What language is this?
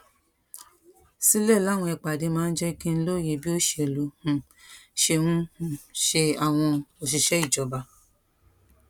Yoruba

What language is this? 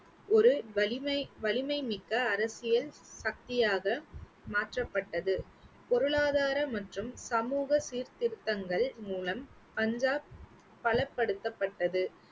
Tamil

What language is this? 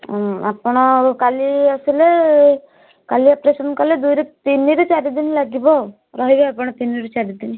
Odia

